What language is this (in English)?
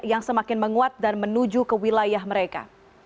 Indonesian